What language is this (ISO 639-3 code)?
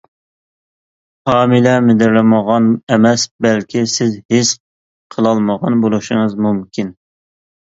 uig